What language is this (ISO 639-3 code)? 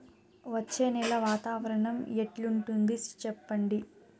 tel